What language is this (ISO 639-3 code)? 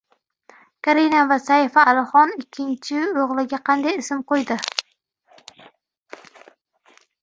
uzb